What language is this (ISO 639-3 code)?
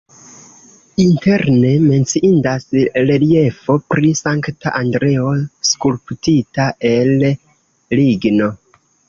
epo